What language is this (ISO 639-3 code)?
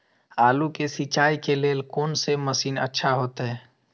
mai